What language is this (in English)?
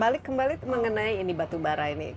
Indonesian